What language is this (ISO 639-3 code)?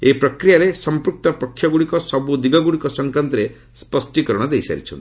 ori